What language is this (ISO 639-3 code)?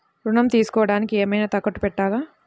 tel